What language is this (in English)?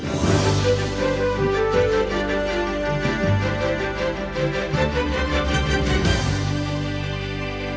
Ukrainian